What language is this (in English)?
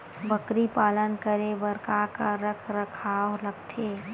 Chhattisgarhi